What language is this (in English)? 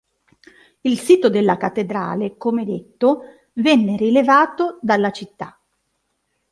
Italian